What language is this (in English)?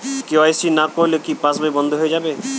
Bangla